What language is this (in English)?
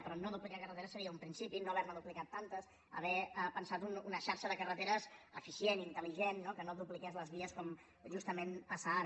Catalan